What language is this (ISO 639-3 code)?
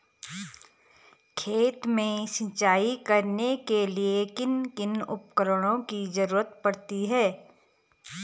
hin